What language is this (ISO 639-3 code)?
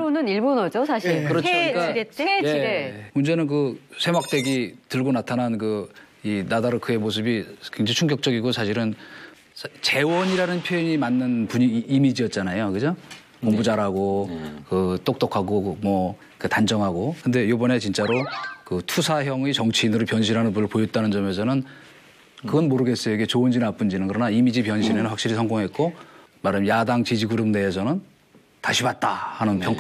kor